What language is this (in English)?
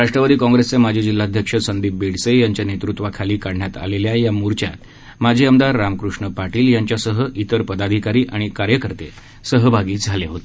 Marathi